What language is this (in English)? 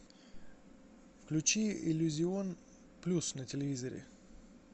Russian